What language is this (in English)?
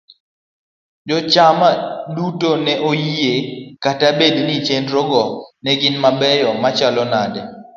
Luo (Kenya and Tanzania)